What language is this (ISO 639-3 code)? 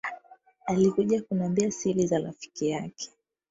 swa